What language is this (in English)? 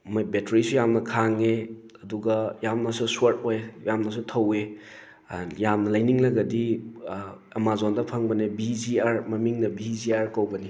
Manipuri